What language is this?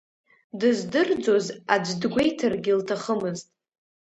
Abkhazian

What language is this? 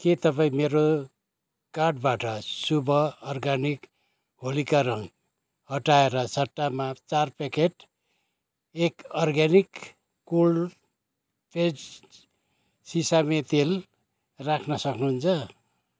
Nepali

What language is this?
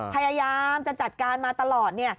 Thai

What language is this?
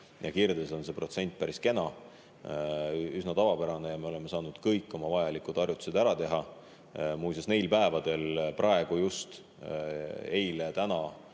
Estonian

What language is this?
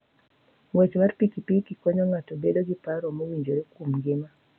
Luo (Kenya and Tanzania)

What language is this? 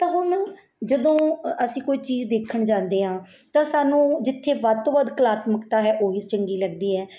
Punjabi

